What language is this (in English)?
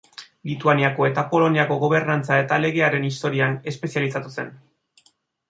Basque